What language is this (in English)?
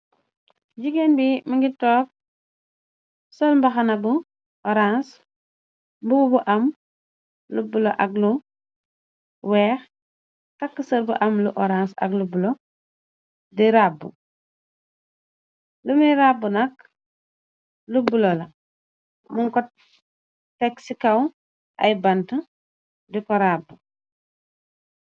Wolof